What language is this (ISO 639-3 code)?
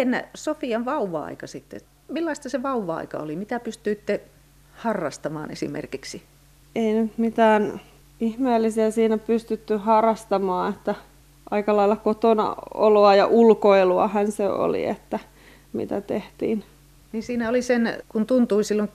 fin